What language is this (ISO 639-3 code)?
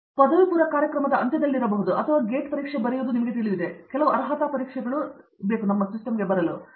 kan